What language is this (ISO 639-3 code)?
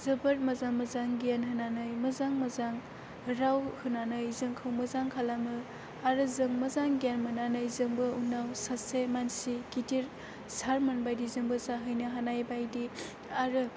brx